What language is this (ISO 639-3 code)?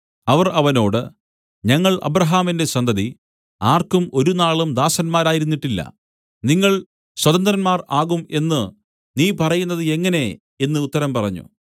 mal